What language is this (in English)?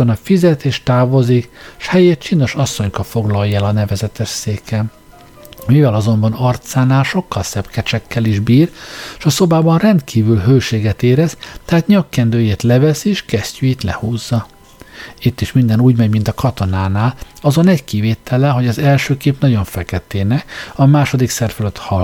Hungarian